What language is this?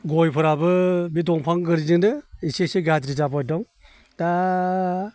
Bodo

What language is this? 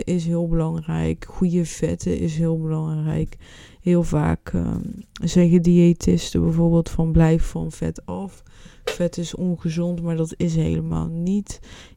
Dutch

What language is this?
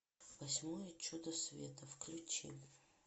Russian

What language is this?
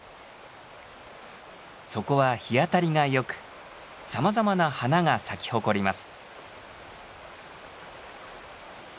Japanese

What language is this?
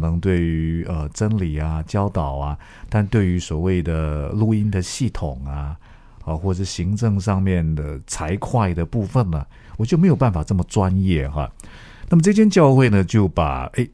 Chinese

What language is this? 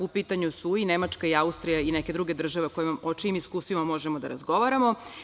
Serbian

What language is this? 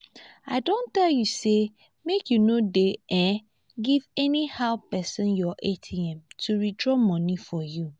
Nigerian Pidgin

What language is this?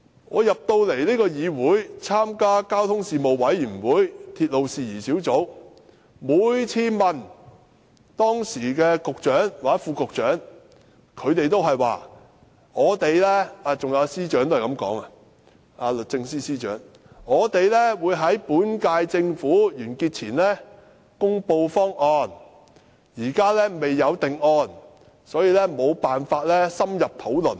Cantonese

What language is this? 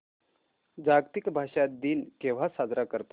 Marathi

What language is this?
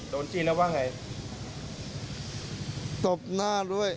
Thai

